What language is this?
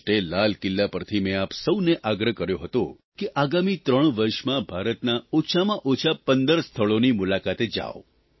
Gujarati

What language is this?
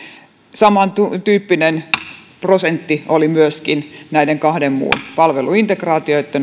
Finnish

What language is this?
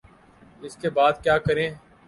Urdu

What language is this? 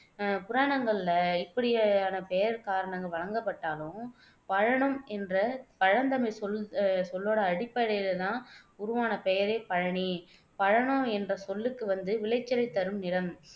Tamil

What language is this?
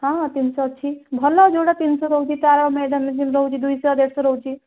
Odia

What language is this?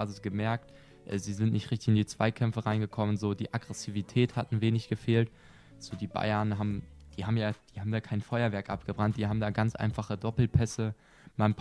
German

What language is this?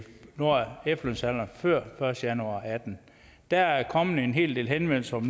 Danish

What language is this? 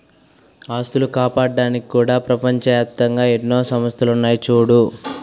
Telugu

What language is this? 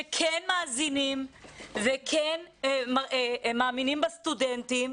Hebrew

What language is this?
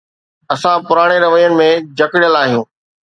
Sindhi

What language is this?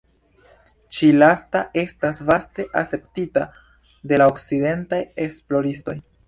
Esperanto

